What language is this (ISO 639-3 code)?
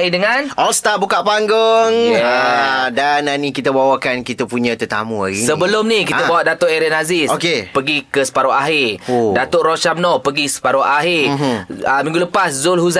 msa